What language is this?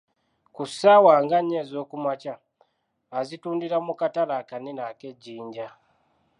Ganda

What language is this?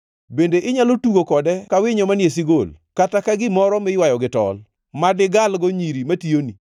Luo (Kenya and Tanzania)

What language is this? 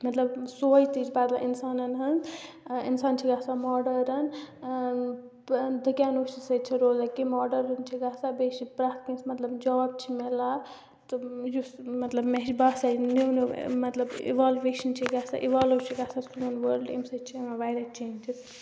Kashmiri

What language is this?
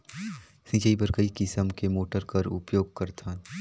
Chhattisgarhi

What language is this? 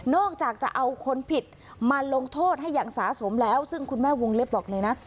Thai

